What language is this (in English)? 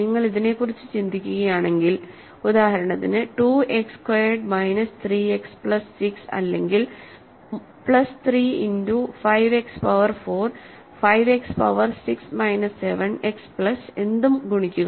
Malayalam